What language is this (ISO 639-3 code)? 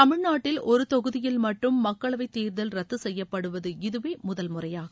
tam